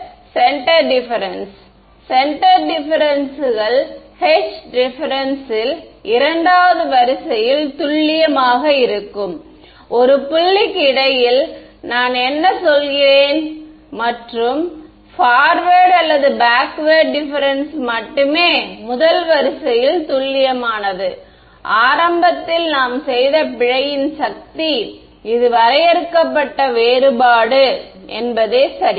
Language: Tamil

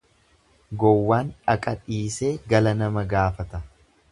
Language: Oromo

